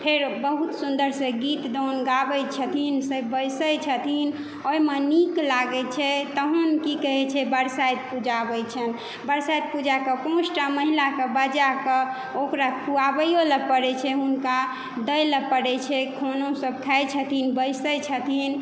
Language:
Maithili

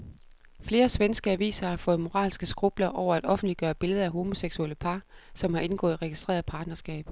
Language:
Danish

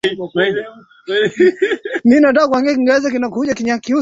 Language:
Swahili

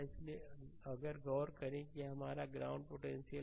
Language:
Hindi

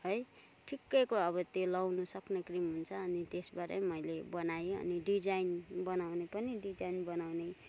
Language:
Nepali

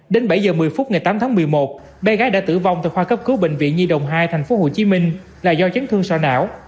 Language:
Vietnamese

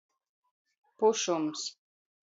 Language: Latgalian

